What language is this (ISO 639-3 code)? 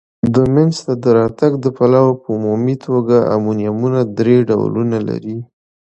pus